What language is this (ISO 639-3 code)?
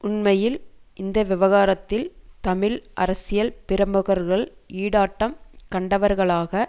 tam